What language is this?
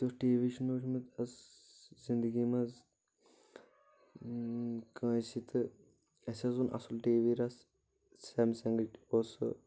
Kashmiri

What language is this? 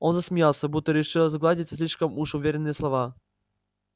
Russian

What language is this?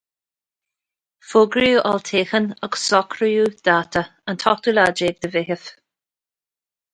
Irish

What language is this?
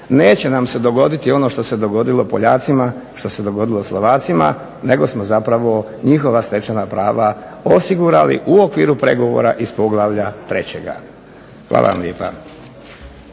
Croatian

